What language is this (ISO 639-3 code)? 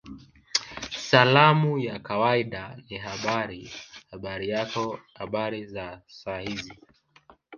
swa